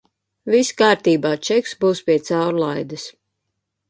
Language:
Latvian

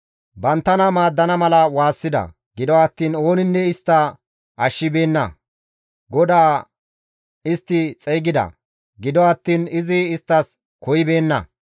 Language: Gamo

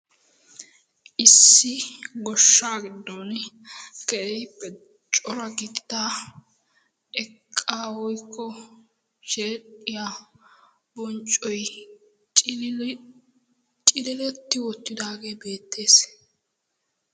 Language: Wolaytta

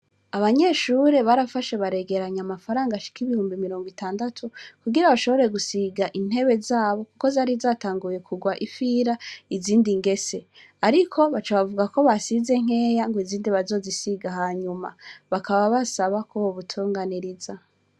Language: Rundi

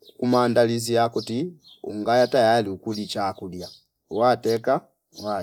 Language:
Fipa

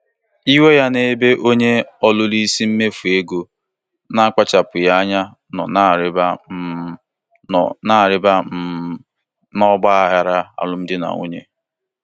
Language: Igbo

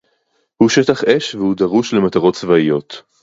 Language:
Hebrew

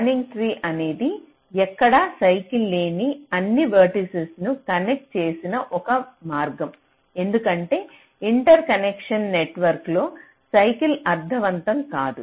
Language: Telugu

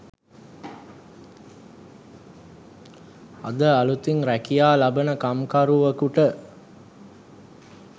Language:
Sinhala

